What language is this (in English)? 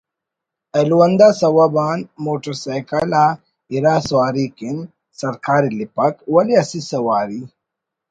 Brahui